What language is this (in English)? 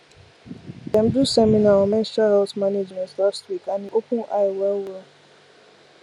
Nigerian Pidgin